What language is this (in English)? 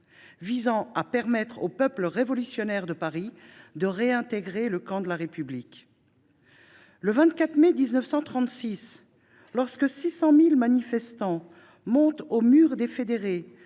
French